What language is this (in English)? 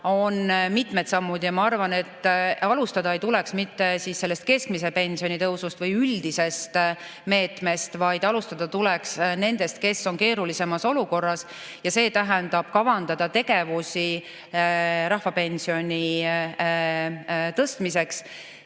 Estonian